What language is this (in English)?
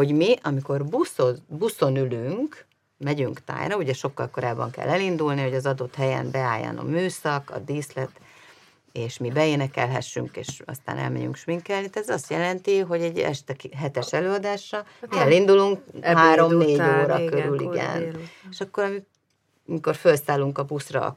Hungarian